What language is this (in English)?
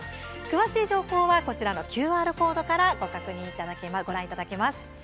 Japanese